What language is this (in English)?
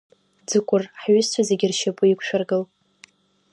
Abkhazian